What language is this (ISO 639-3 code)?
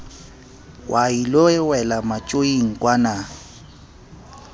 sot